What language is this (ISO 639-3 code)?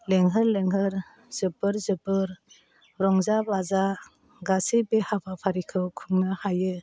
brx